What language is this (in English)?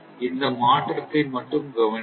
Tamil